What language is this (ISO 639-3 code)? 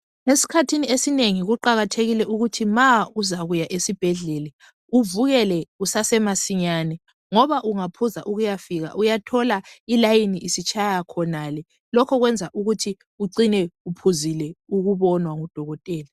nde